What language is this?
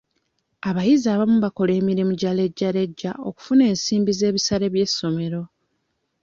Ganda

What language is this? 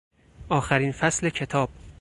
Persian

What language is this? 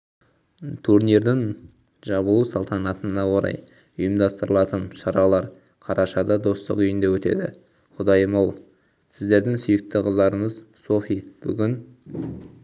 Kazakh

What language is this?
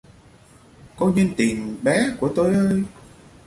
Vietnamese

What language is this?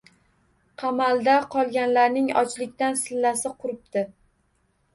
Uzbek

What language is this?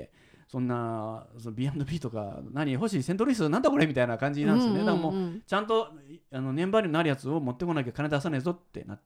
Japanese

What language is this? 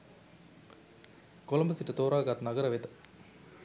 Sinhala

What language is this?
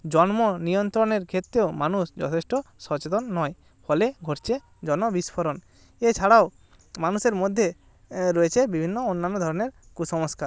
Bangla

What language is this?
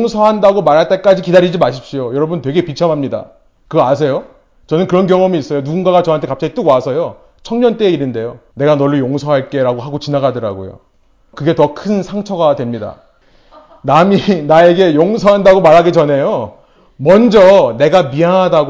Korean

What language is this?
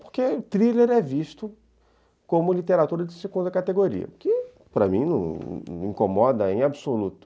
Portuguese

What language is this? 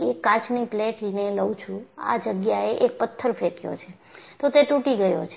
Gujarati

